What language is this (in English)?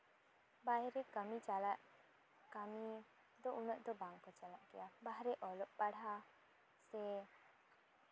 Santali